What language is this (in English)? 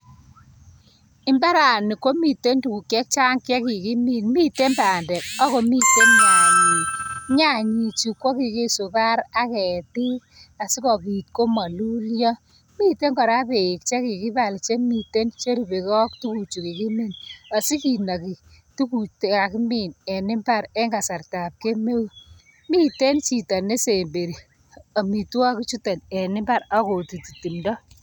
Kalenjin